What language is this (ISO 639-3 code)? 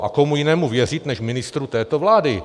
ces